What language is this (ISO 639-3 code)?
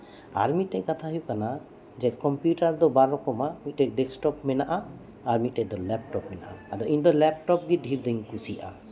sat